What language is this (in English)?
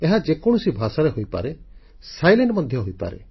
Odia